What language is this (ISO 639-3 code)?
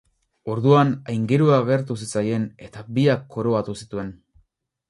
eus